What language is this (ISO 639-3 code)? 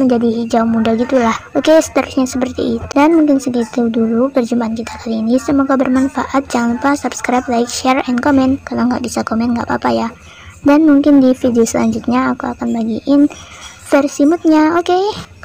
ind